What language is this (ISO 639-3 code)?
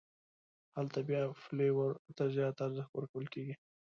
pus